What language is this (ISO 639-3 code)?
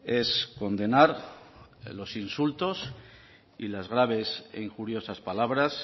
spa